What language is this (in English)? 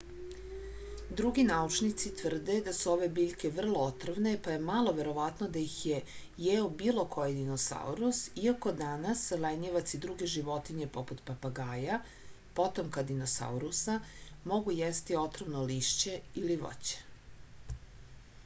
Serbian